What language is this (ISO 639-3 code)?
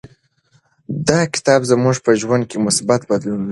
pus